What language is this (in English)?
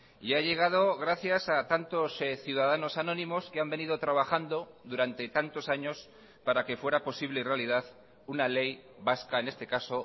Spanish